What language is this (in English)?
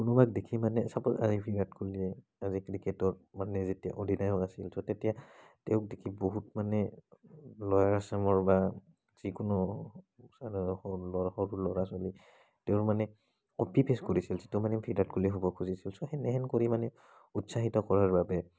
Assamese